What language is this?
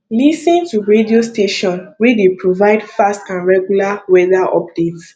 Nigerian Pidgin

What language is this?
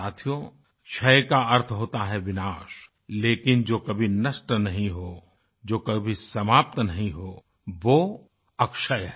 Hindi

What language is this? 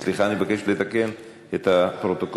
Hebrew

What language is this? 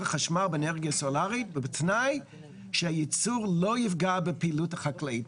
Hebrew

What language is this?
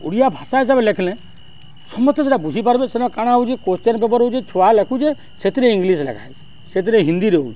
Odia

